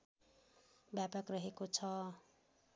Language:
Nepali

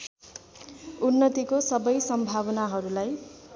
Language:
Nepali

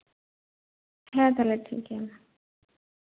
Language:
Santali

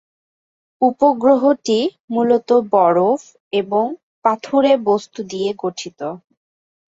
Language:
Bangla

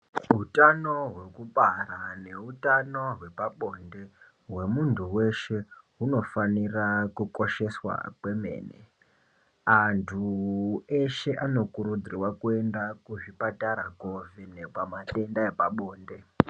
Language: Ndau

